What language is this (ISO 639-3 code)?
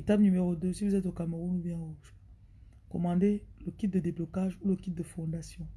fra